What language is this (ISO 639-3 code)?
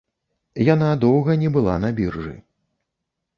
bel